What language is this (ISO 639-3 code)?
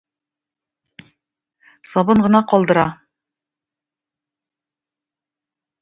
tat